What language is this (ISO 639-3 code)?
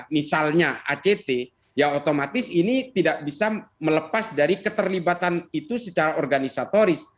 ind